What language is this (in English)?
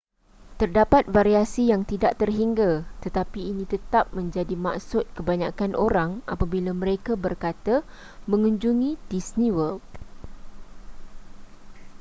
Malay